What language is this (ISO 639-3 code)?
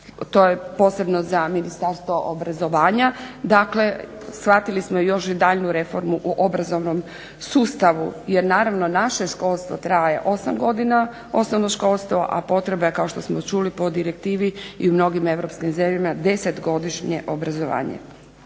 hrv